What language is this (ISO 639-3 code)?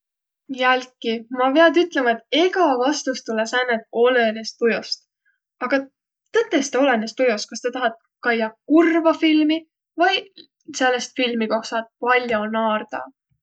vro